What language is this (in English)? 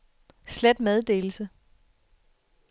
Danish